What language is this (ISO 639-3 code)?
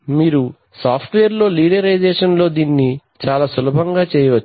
tel